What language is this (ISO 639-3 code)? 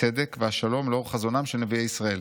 heb